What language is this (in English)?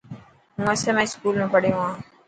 Dhatki